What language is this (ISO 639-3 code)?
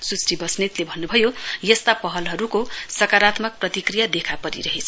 nep